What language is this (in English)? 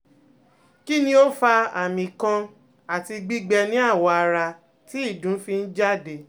Yoruba